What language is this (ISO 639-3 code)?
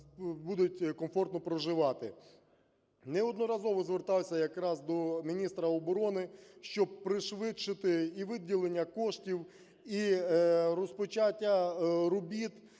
ukr